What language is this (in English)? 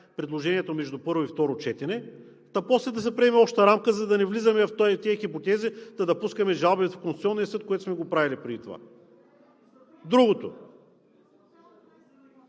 Bulgarian